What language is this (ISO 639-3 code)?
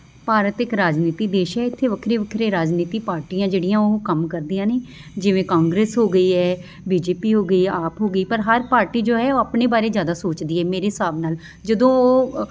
pan